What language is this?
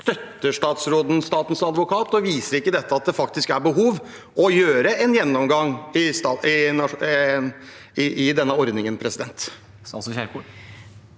Norwegian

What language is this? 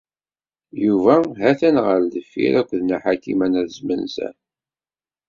Kabyle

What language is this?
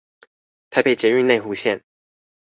Chinese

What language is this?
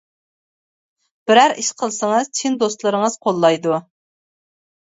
Uyghur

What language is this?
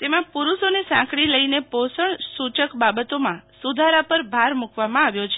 Gujarati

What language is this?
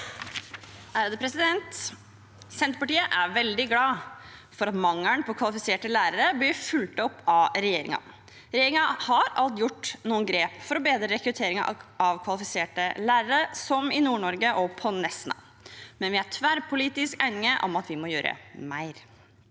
Norwegian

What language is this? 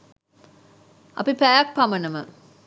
Sinhala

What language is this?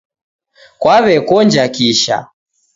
Taita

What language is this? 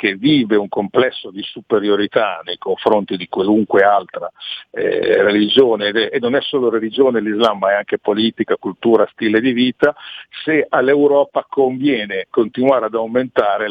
Italian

